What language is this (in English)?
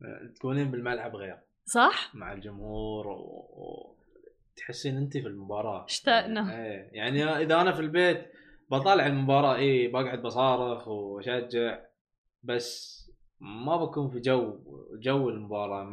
Arabic